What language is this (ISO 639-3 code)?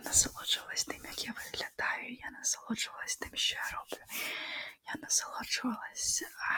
ukr